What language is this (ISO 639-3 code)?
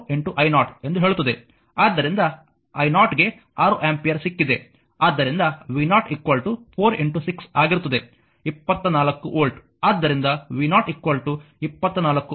kan